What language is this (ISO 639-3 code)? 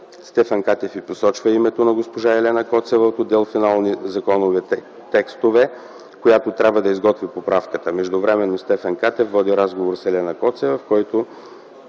bul